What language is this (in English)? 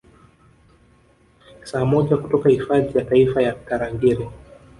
Swahili